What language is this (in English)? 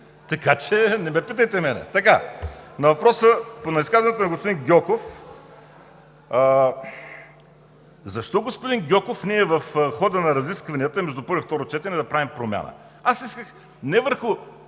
Bulgarian